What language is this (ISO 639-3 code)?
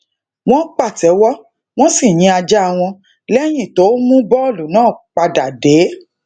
yor